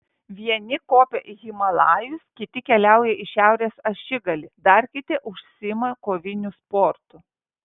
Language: Lithuanian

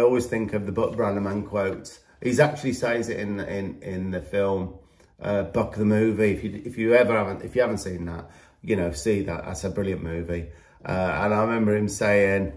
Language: English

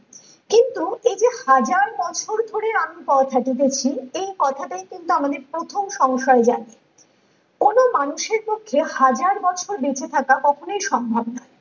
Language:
Bangla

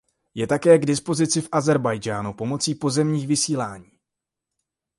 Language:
Czech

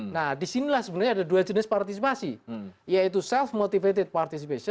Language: Indonesian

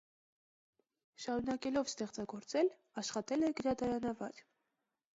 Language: Armenian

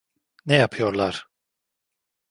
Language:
Turkish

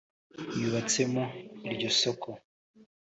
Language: Kinyarwanda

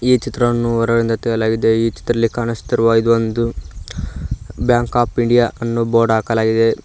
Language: Kannada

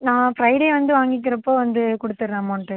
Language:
Tamil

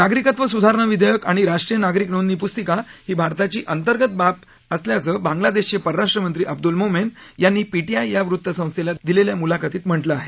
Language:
Marathi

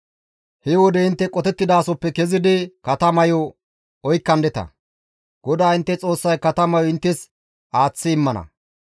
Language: Gamo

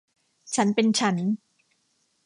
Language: Thai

